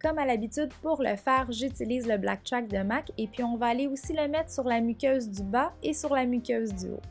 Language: French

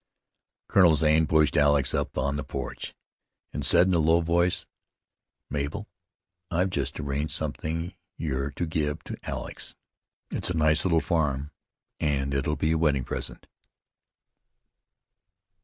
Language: English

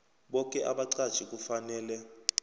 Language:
South Ndebele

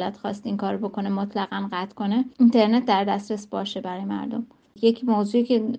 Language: Persian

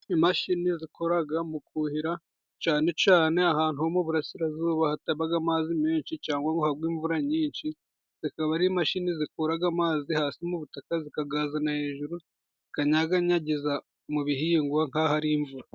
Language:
Kinyarwanda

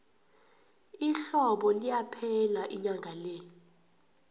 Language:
South Ndebele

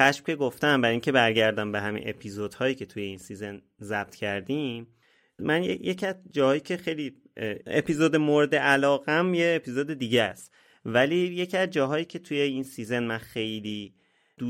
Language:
Persian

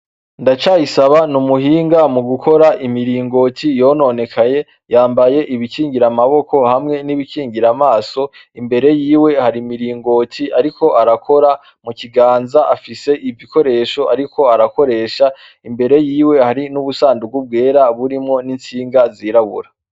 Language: Rundi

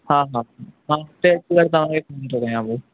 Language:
Sindhi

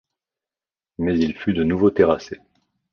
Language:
French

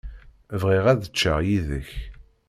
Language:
Kabyle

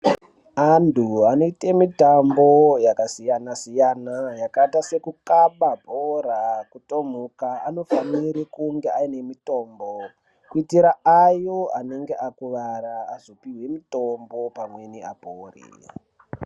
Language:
Ndau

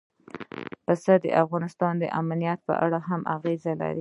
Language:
Pashto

